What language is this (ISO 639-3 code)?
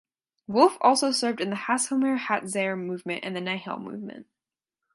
eng